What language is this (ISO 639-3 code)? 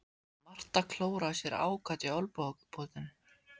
isl